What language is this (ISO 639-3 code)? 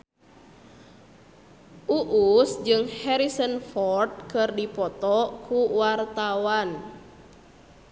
sun